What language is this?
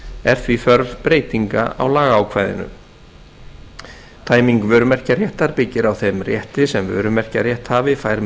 Icelandic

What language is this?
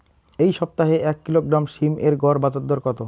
Bangla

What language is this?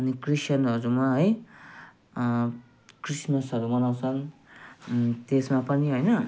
Nepali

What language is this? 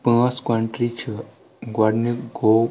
Kashmiri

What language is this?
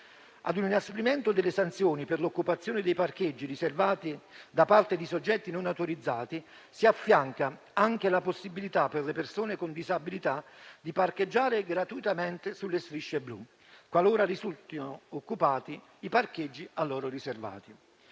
Italian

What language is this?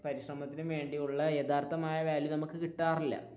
Malayalam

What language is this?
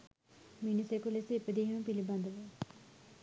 Sinhala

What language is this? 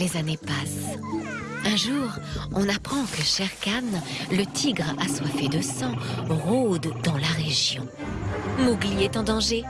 French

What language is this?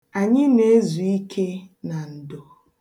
Igbo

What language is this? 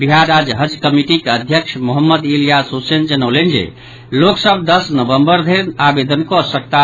Maithili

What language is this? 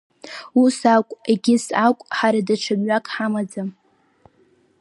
Abkhazian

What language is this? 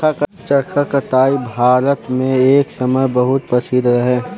Bhojpuri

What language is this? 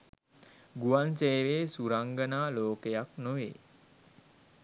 Sinhala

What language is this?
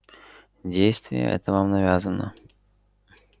Russian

